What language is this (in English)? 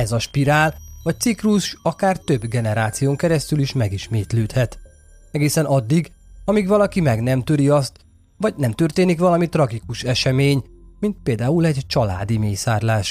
Hungarian